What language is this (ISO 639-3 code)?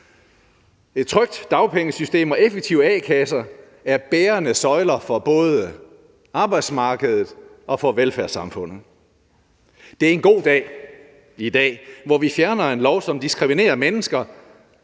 dan